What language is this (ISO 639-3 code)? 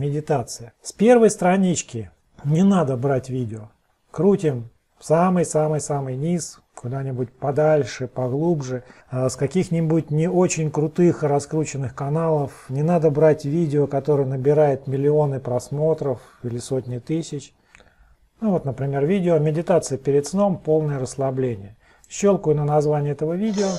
rus